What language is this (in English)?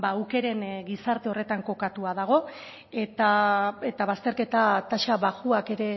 Basque